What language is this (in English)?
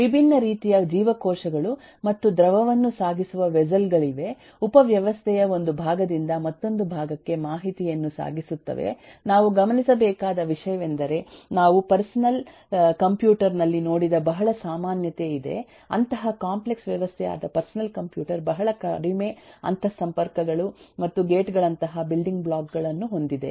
Kannada